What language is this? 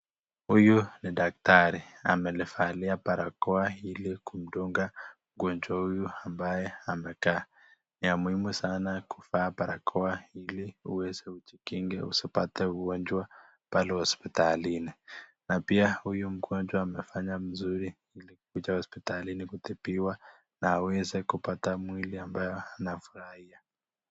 Swahili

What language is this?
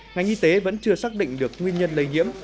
Vietnamese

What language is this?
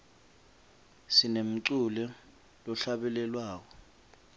Swati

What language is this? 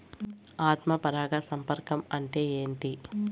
Telugu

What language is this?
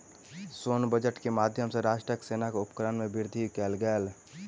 Maithili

